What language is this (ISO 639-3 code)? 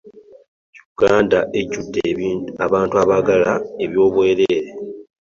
lug